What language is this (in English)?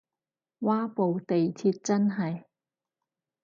Cantonese